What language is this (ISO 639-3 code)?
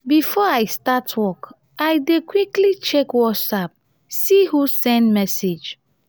pcm